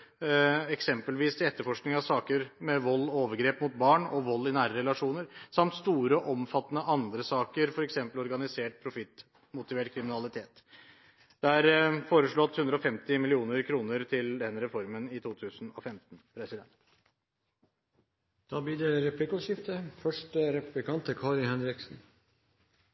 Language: Norwegian Bokmål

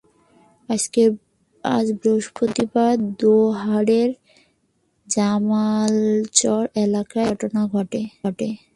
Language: Bangla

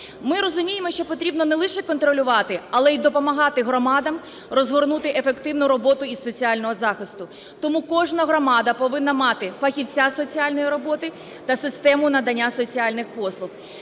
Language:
Ukrainian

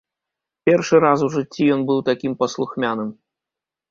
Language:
Belarusian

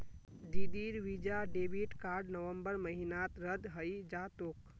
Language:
Magahi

